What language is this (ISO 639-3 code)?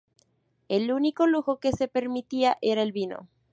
spa